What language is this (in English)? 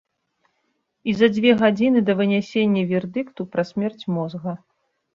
Belarusian